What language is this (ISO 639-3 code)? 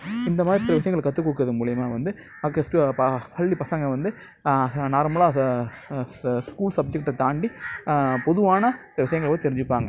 tam